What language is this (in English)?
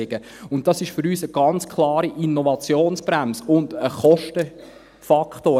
Swiss German